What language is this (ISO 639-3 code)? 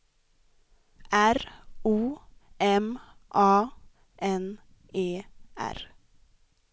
swe